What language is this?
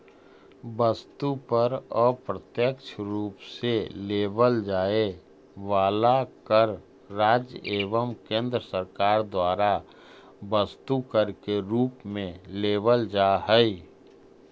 Magahi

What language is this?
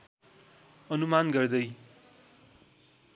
Nepali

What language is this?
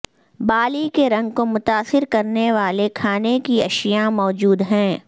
Urdu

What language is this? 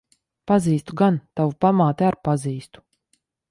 Latvian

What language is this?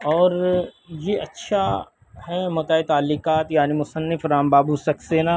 Urdu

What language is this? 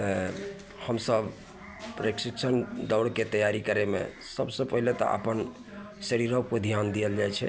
Maithili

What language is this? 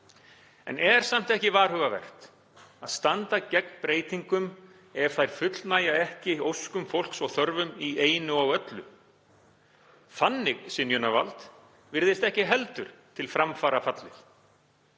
Icelandic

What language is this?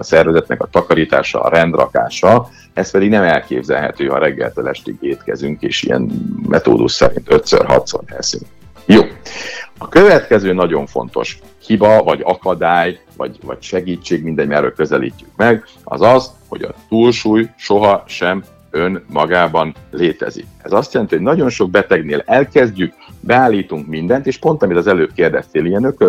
Hungarian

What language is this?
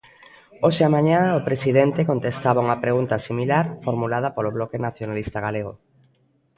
Galician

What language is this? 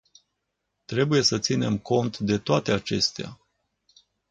Romanian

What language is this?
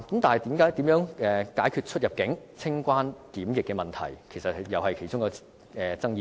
Cantonese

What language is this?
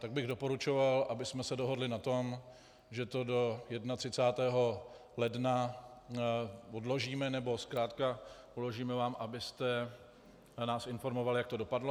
Czech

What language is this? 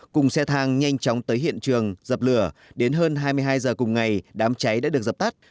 Vietnamese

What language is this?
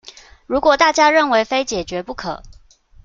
Chinese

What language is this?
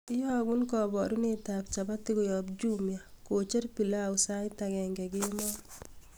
Kalenjin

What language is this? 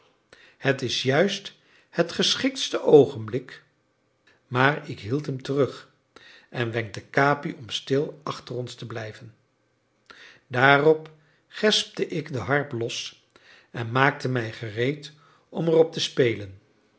Dutch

